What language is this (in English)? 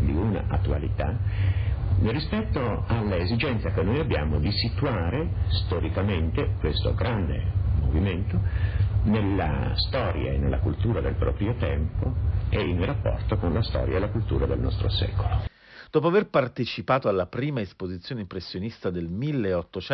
Italian